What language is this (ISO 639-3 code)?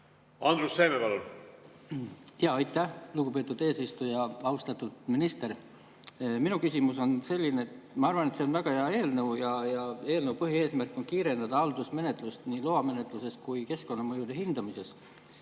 est